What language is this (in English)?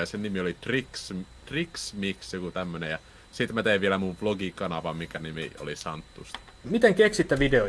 Finnish